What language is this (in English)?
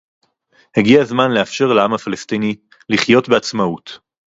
Hebrew